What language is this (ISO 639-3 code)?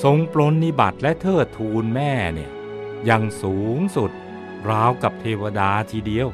tha